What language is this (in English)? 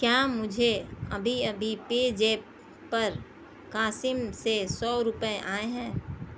Urdu